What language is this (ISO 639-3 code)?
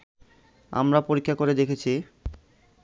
ben